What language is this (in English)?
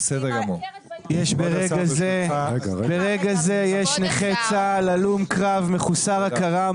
Hebrew